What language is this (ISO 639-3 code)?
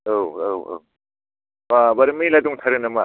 brx